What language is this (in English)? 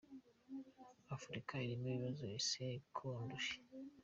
Kinyarwanda